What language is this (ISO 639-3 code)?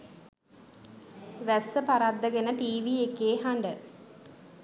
sin